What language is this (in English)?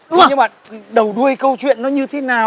Vietnamese